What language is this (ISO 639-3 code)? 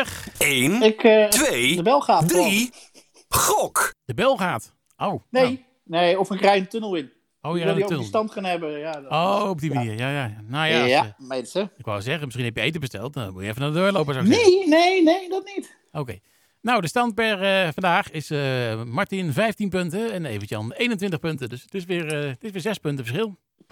nld